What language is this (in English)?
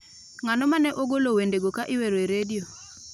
Luo (Kenya and Tanzania)